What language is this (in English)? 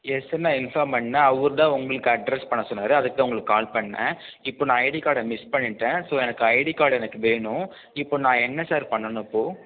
Tamil